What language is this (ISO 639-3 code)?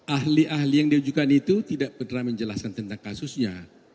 ind